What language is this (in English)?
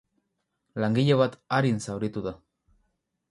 Basque